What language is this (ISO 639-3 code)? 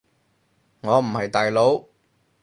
yue